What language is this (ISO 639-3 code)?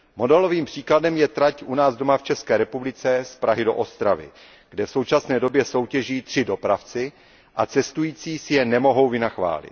ces